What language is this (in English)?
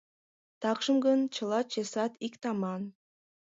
Mari